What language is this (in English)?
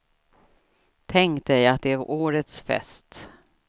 Swedish